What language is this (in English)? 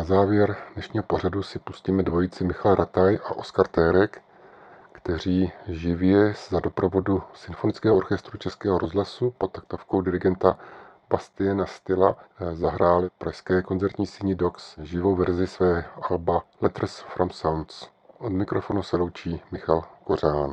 Czech